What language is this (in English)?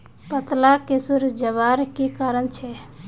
Magahi